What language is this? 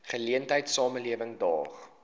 Afrikaans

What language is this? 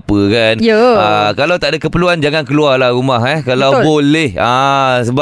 Malay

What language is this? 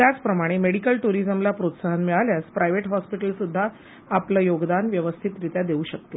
Marathi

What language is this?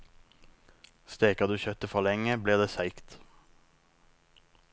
Norwegian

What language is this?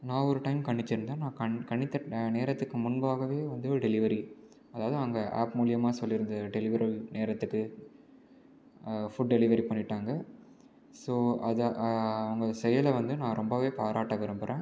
Tamil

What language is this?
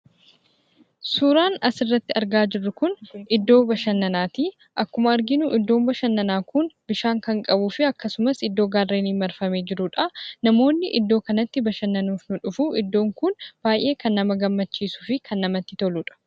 Oromo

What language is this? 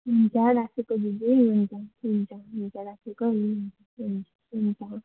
Nepali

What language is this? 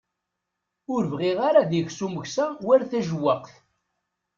Kabyle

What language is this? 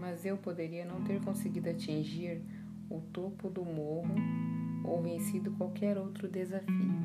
Portuguese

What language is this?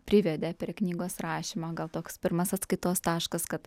Lithuanian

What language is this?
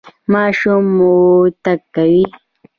Pashto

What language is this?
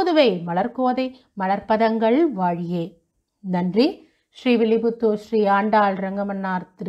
Hindi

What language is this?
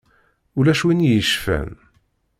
Kabyle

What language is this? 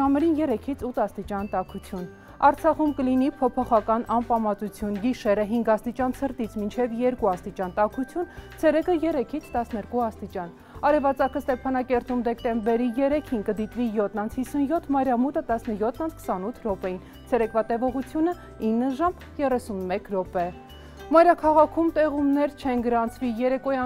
Romanian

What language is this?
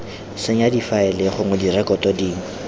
Tswana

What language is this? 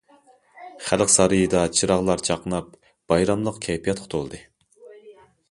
Uyghur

